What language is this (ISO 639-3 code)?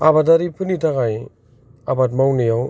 brx